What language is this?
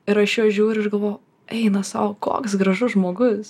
Lithuanian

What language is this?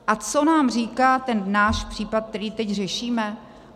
Czech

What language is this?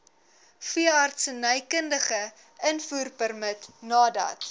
Afrikaans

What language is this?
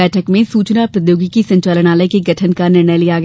Hindi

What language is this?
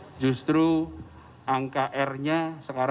Indonesian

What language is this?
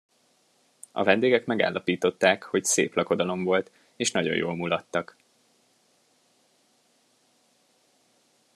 Hungarian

